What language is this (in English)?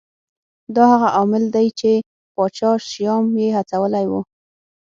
Pashto